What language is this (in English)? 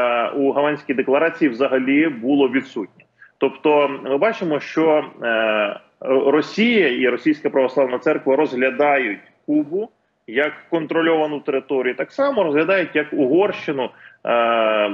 Ukrainian